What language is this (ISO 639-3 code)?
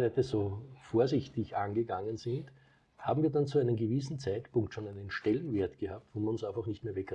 deu